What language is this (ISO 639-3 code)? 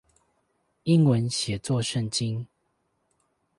zho